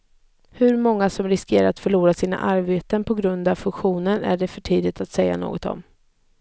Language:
Swedish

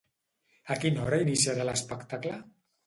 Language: Catalan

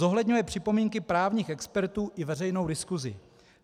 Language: Czech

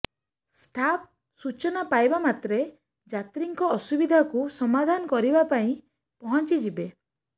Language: Odia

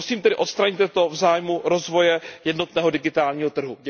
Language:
Czech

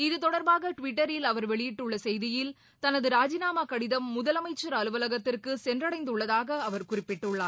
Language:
Tamil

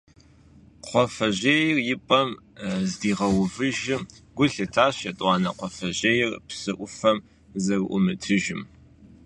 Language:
Kabardian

